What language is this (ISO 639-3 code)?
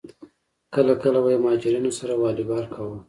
pus